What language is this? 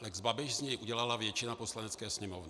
Czech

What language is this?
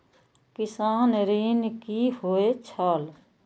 Maithili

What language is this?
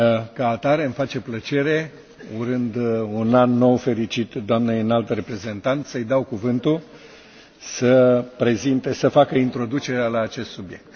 Romanian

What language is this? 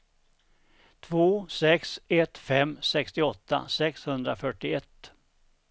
Swedish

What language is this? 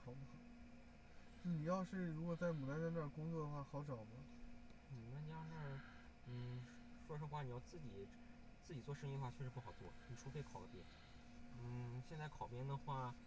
Chinese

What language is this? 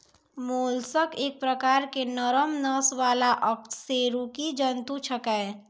Maithili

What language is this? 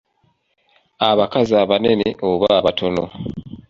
Ganda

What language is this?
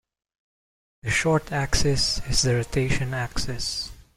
English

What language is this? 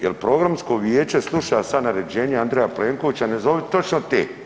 Croatian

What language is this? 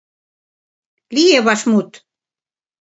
Mari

